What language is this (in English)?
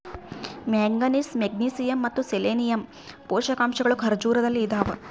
Kannada